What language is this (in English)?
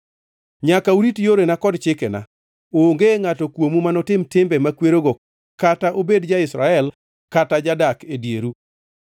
Luo (Kenya and Tanzania)